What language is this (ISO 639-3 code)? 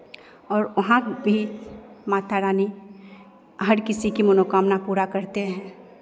hin